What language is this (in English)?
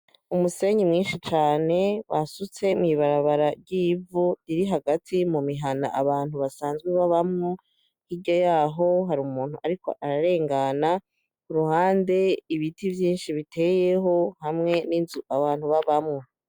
Rundi